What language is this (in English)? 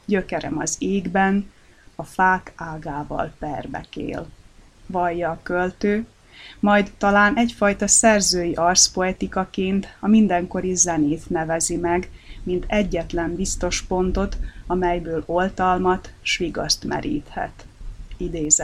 Hungarian